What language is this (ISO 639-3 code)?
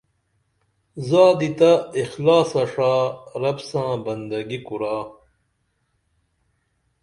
dml